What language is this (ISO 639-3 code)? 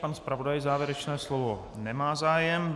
ces